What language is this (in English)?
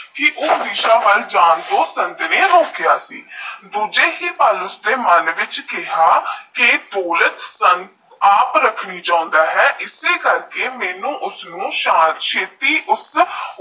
Punjabi